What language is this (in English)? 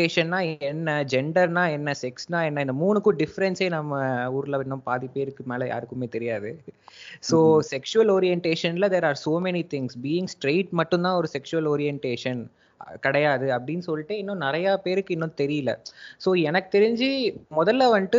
Tamil